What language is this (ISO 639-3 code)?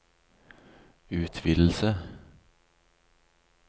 nor